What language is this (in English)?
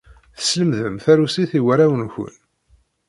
Kabyle